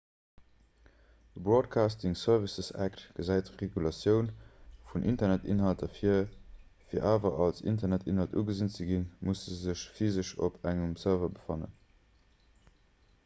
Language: Luxembourgish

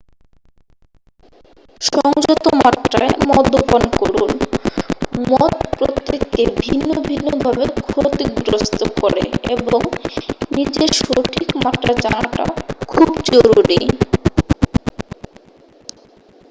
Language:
Bangla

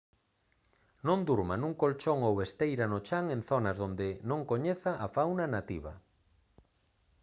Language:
Galician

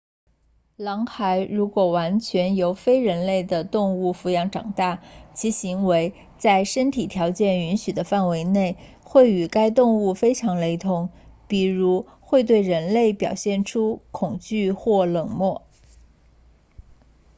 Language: Chinese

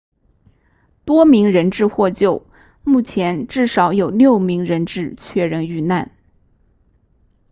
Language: Chinese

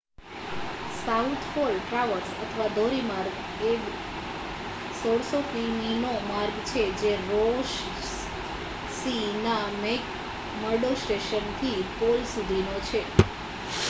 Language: Gujarati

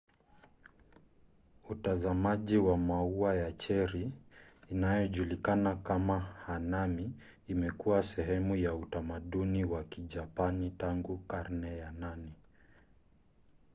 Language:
Swahili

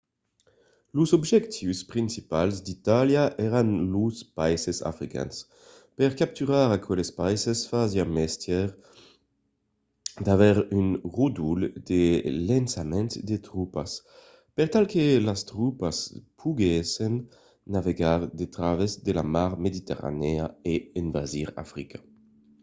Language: Occitan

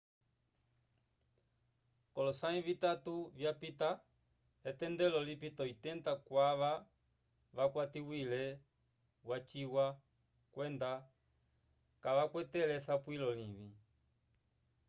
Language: Umbundu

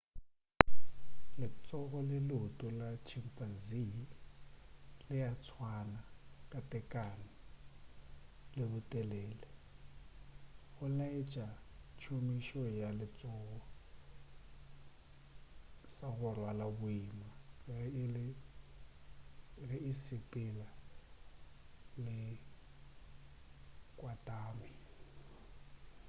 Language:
Northern Sotho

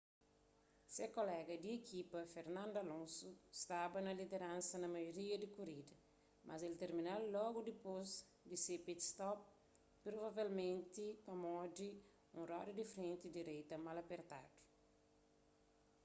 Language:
Kabuverdianu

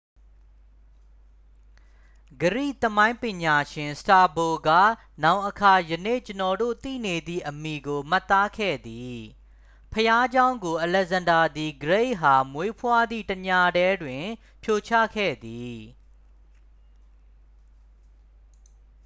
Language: Burmese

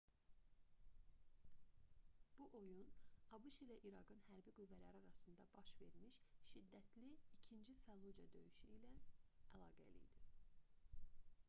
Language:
Azerbaijani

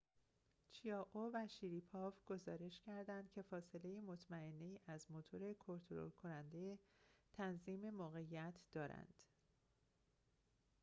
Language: Persian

